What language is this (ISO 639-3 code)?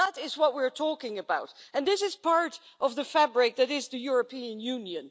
eng